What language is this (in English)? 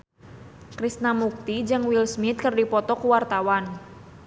Sundanese